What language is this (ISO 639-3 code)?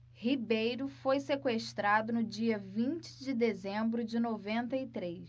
por